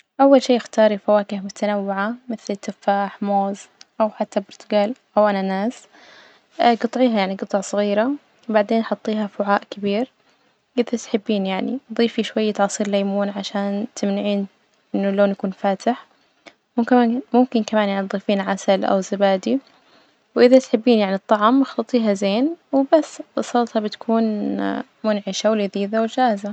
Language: Najdi Arabic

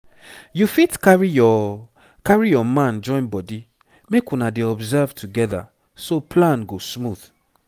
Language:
Nigerian Pidgin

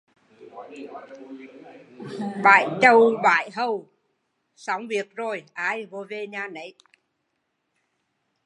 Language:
Vietnamese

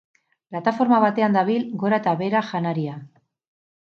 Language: Basque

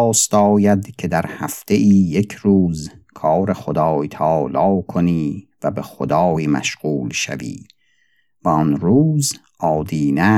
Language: Persian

